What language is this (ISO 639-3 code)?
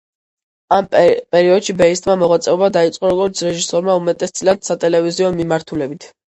kat